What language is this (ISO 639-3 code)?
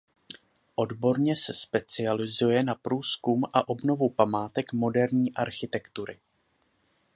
ces